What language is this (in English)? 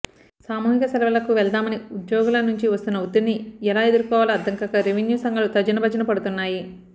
Telugu